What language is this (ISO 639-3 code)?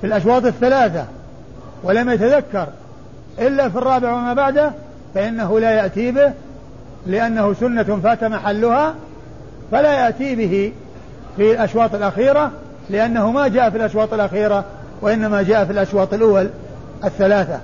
ara